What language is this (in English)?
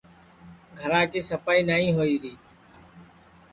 Sansi